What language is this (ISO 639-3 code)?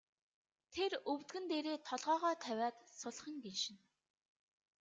mon